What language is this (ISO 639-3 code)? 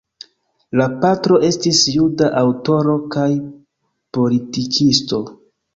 epo